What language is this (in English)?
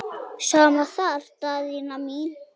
Icelandic